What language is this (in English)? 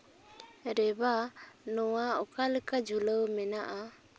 Santali